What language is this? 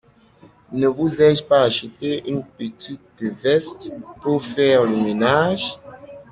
French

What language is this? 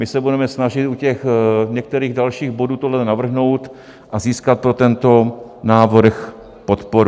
Czech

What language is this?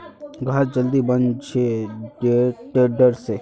Magahi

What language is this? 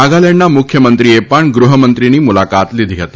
Gujarati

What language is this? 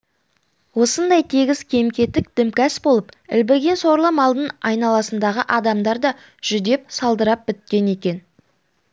Kazakh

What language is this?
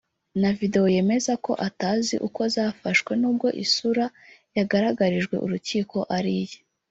Kinyarwanda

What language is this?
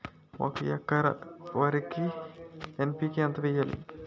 Telugu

